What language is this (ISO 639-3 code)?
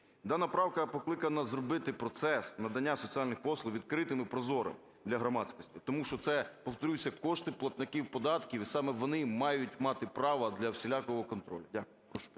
ukr